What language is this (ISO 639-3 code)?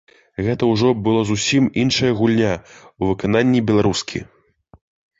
bel